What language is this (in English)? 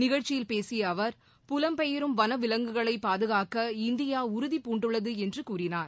Tamil